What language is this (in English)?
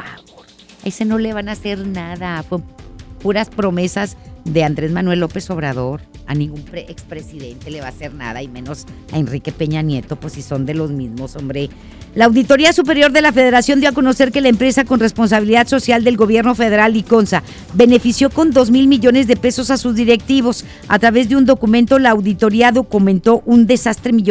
Spanish